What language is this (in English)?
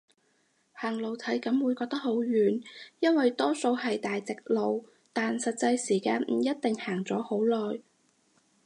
Cantonese